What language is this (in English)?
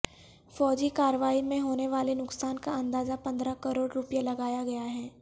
Urdu